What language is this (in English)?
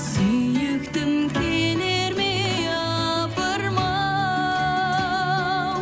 Kazakh